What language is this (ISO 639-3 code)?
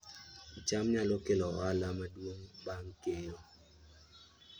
luo